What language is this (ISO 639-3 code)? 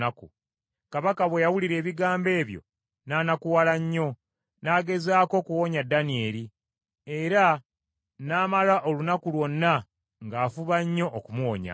lug